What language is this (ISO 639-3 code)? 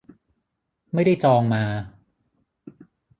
tha